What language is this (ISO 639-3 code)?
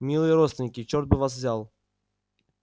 rus